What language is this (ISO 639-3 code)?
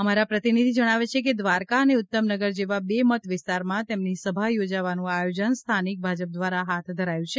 guj